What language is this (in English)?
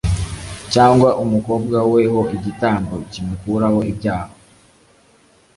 Kinyarwanda